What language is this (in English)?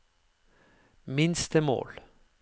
Norwegian